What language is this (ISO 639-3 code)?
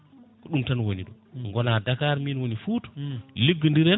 ful